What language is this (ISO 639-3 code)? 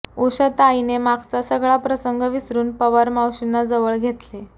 mar